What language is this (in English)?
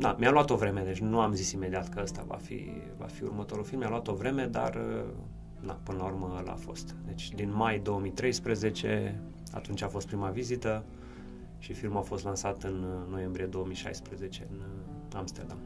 Romanian